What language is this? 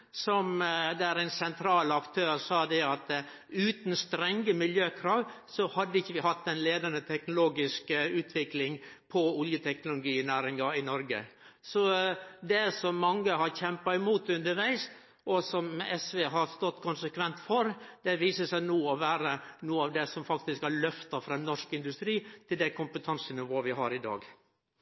Norwegian Nynorsk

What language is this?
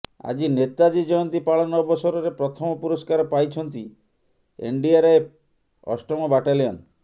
Odia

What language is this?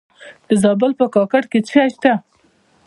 Pashto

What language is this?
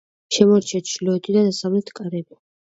Georgian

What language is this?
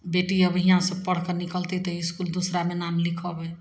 Maithili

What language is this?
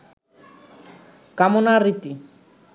Bangla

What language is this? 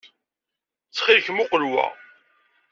Kabyle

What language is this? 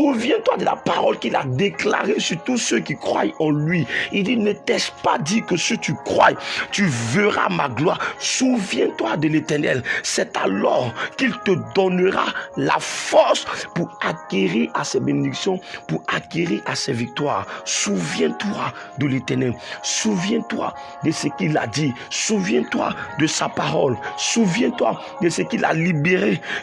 French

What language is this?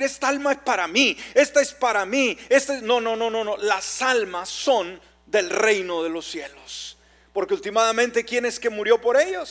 Spanish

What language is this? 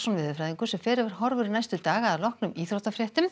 Icelandic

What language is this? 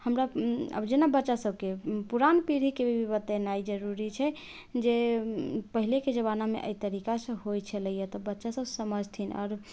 Maithili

